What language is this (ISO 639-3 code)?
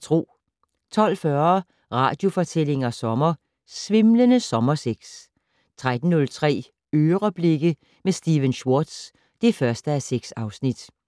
dan